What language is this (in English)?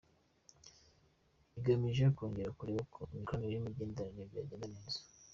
Kinyarwanda